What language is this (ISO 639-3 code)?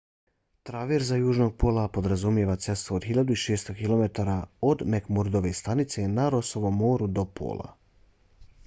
bos